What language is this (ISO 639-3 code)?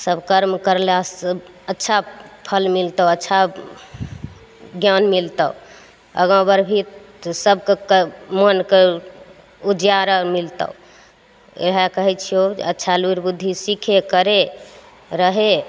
mai